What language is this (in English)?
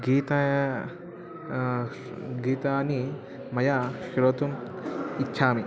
Sanskrit